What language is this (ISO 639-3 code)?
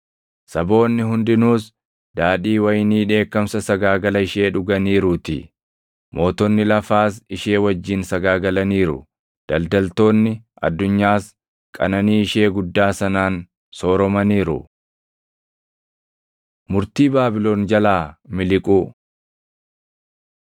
orm